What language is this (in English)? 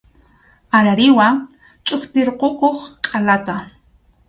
Arequipa-La Unión Quechua